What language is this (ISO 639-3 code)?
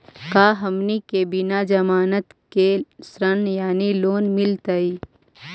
mag